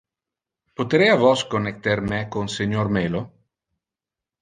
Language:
Interlingua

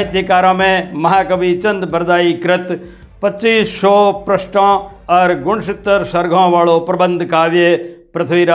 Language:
Hindi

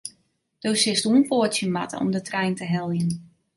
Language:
Western Frisian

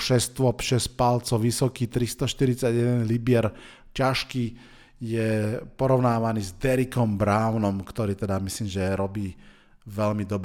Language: Slovak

